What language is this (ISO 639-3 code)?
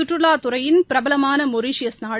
tam